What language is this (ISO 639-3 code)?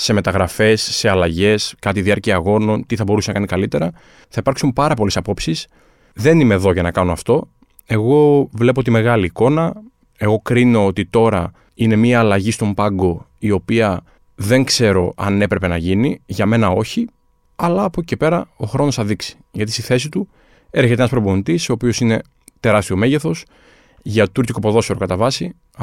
ell